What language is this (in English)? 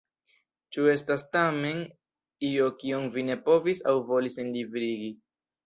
Esperanto